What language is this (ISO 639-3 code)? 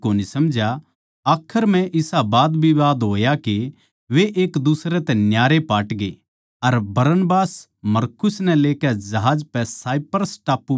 bgc